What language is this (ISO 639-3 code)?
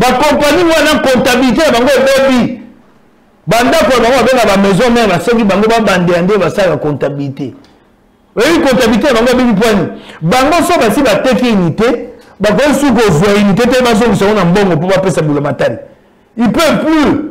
fra